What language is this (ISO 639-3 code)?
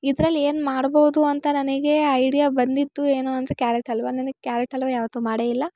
kan